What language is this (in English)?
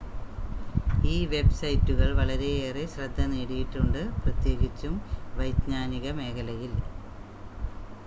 Malayalam